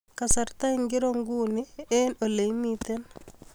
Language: Kalenjin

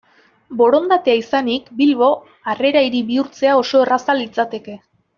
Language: Basque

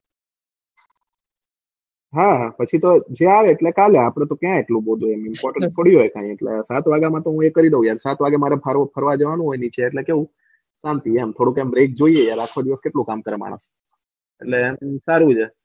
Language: Gujarati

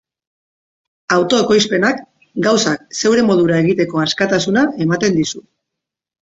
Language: Basque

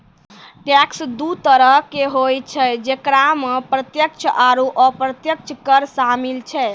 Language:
Maithili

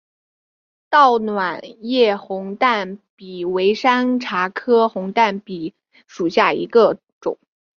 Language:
Chinese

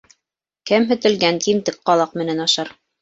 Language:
Bashkir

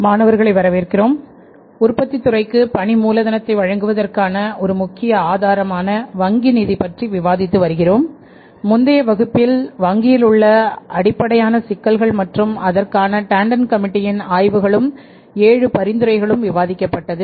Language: Tamil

